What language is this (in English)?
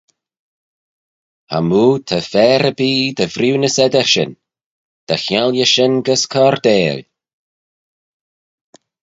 Manx